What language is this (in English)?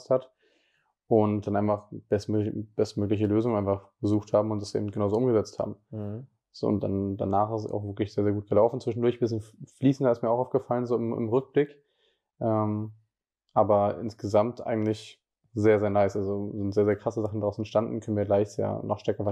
German